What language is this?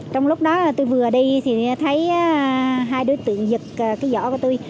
Vietnamese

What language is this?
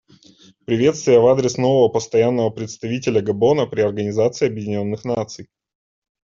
Russian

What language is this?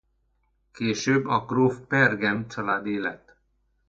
Hungarian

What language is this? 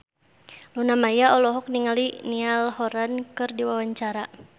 Sundanese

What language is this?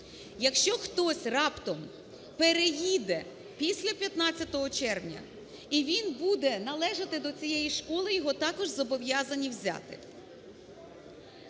Ukrainian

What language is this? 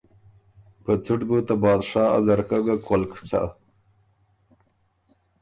Ormuri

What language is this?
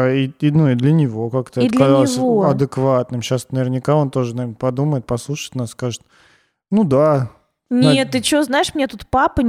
Russian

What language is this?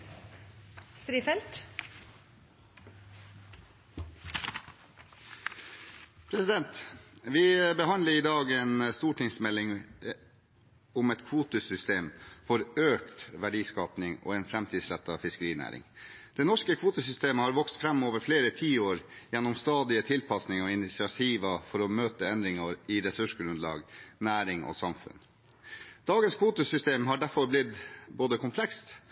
Norwegian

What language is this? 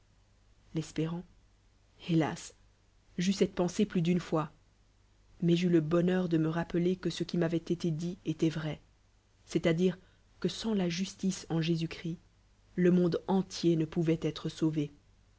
French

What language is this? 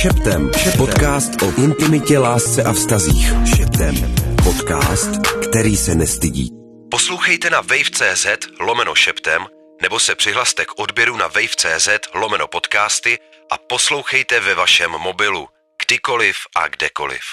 Czech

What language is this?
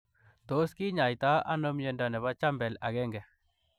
Kalenjin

